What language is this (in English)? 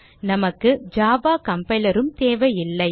Tamil